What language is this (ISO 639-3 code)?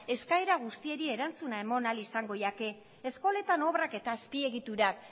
eus